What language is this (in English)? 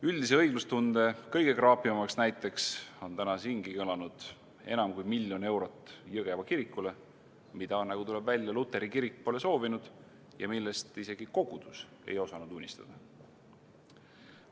Estonian